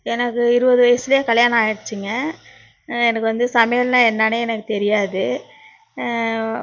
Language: Tamil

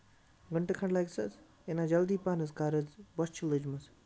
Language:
Kashmiri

